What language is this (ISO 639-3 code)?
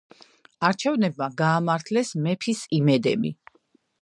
kat